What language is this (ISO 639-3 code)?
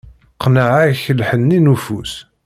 kab